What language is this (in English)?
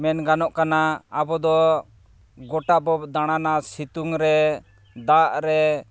Santali